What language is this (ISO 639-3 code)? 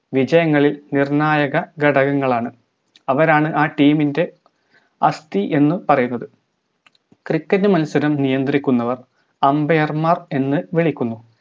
mal